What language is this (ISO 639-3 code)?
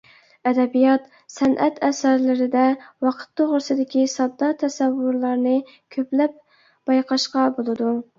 uig